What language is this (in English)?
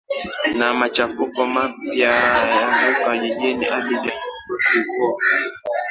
Swahili